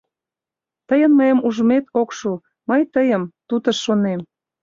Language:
Mari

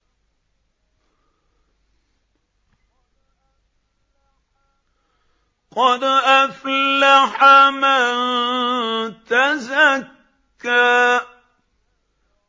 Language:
Arabic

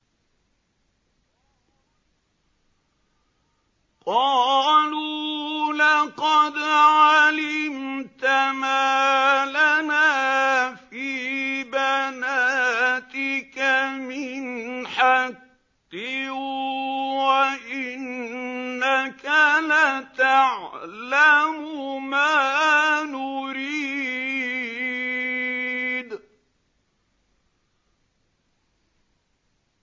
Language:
Arabic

